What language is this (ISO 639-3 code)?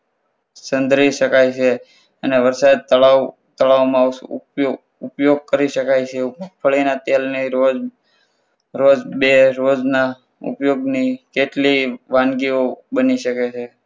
guj